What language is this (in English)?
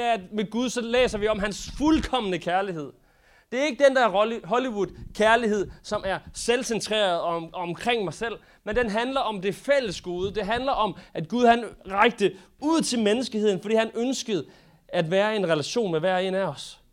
Danish